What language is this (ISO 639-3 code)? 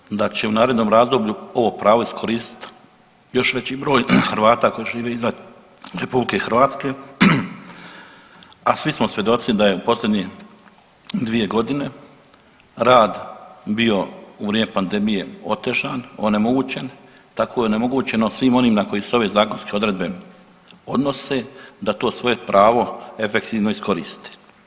hrv